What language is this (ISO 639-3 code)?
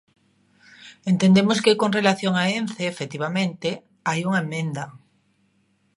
glg